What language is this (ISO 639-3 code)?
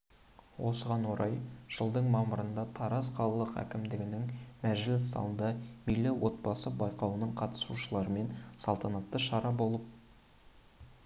kaz